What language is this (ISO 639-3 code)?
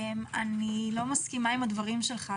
heb